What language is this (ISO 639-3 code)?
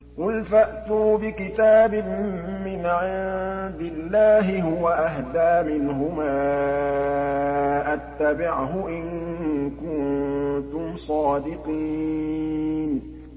ara